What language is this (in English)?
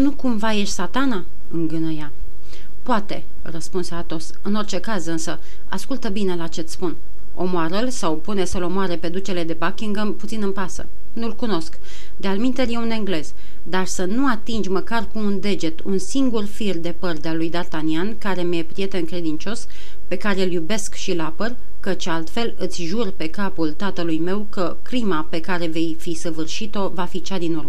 Romanian